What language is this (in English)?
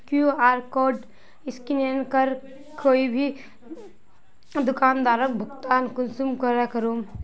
Magahi